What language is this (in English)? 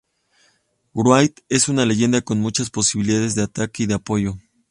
Spanish